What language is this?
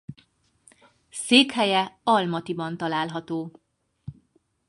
Hungarian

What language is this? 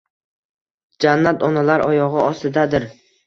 Uzbek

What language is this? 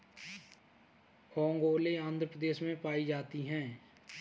Hindi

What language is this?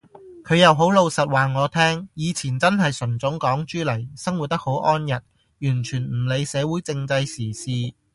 Cantonese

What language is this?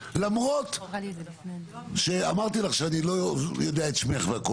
Hebrew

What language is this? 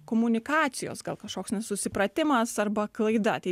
Lithuanian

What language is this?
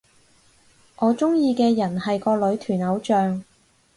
Cantonese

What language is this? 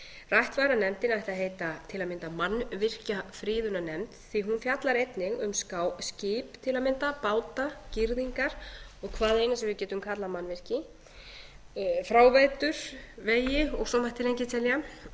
Icelandic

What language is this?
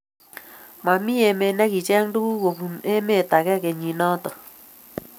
Kalenjin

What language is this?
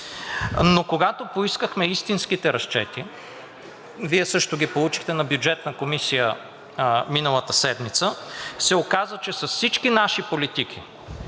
Bulgarian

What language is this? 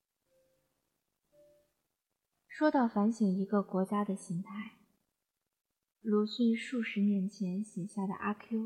Chinese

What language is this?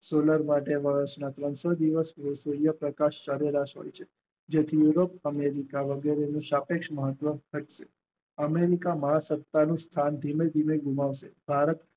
Gujarati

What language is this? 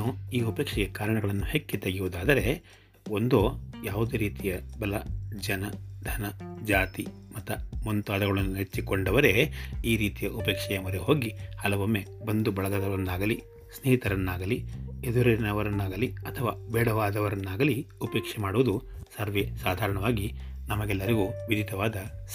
Kannada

